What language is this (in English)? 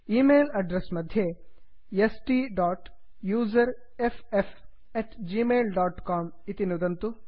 Sanskrit